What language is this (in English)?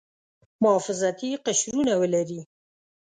Pashto